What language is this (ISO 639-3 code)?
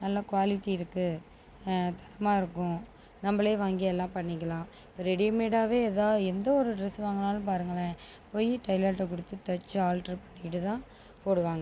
tam